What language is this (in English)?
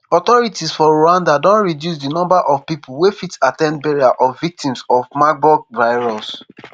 Nigerian Pidgin